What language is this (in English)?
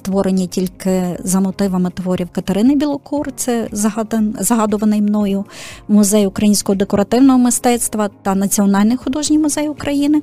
Ukrainian